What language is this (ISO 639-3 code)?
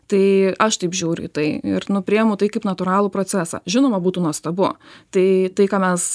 lit